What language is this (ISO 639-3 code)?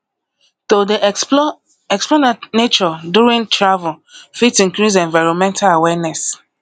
pcm